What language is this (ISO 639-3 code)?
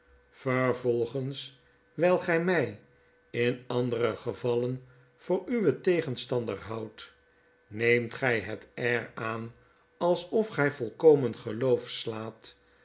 nld